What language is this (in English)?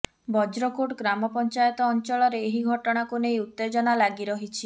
Odia